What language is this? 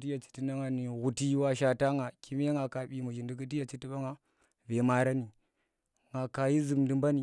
Tera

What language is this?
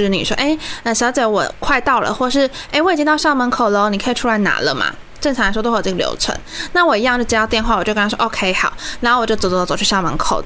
Chinese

